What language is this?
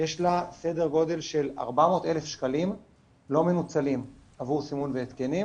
Hebrew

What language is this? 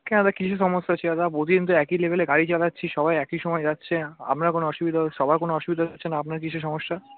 Bangla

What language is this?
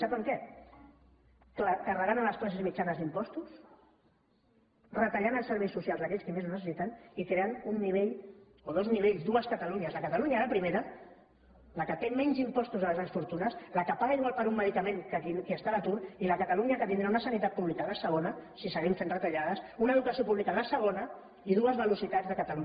Catalan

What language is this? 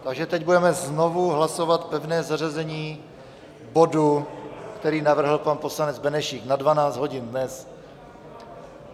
Czech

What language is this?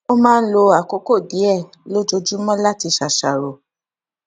Yoruba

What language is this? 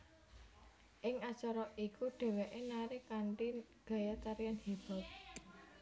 Javanese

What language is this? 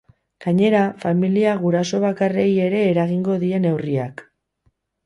Basque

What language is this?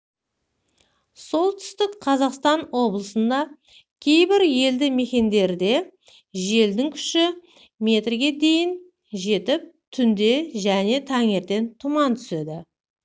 Kazakh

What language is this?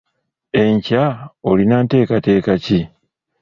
Ganda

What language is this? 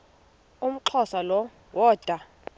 Xhosa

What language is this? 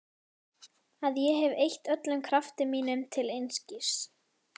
Icelandic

